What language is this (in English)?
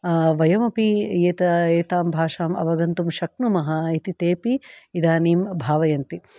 Sanskrit